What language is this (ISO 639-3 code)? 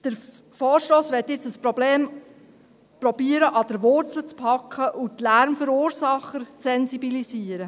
gsw